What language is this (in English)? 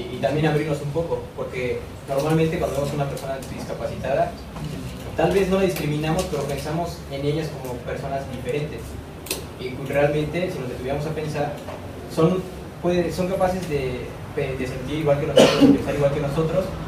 Spanish